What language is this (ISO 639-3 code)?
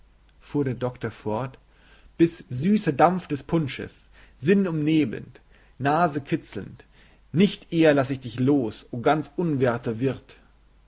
deu